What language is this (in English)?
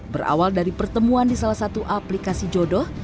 Indonesian